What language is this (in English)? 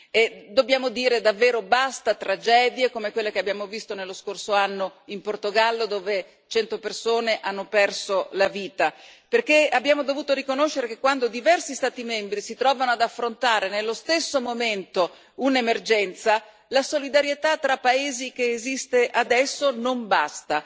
Italian